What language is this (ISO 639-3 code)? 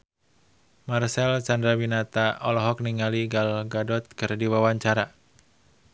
sun